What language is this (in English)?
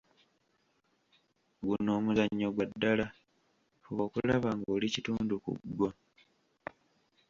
Ganda